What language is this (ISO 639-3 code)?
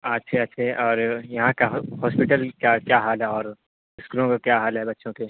urd